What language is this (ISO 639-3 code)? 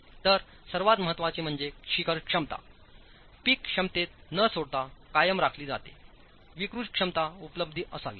mar